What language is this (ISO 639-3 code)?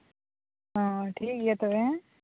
sat